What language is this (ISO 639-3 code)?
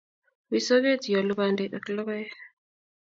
kln